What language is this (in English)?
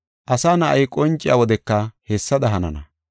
Gofa